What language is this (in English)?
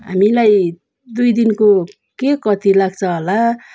Nepali